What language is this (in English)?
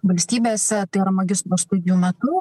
Lithuanian